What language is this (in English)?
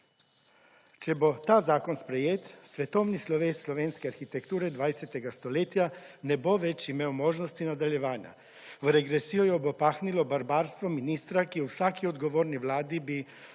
Slovenian